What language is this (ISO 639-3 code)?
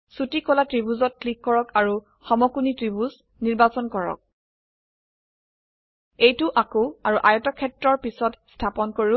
asm